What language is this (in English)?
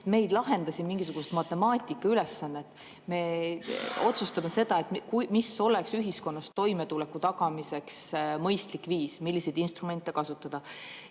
Estonian